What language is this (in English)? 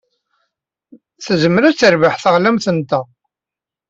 Kabyle